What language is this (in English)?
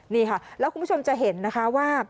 Thai